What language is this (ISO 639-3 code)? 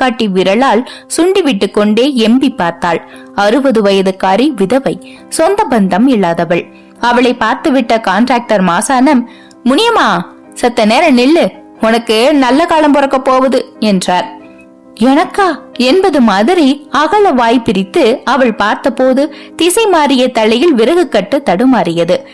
tam